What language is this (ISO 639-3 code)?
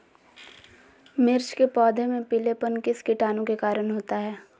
mag